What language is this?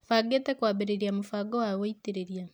Kikuyu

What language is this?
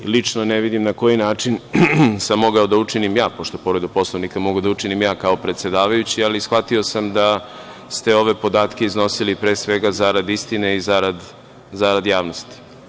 Serbian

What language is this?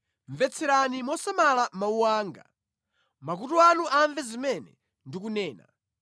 Nyanja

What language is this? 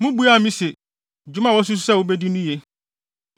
Akan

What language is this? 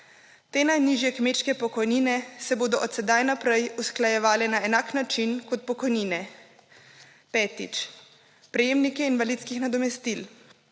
Slovenian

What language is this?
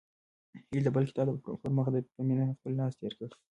Pashto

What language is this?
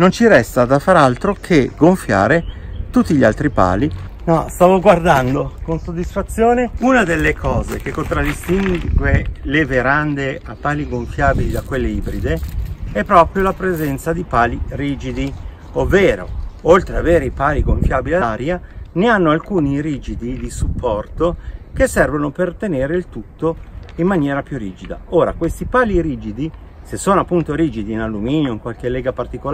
Italian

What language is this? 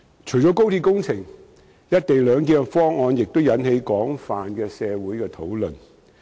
Cantonese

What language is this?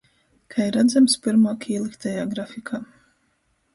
Latgalian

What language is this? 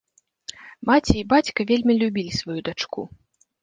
Belarusian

